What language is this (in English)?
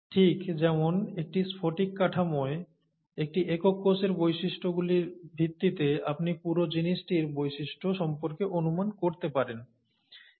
Bangla